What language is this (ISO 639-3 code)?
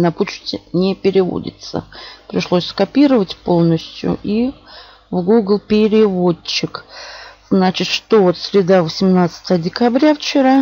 rus